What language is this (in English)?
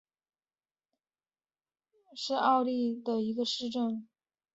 Chinese